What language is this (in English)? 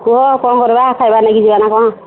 Odia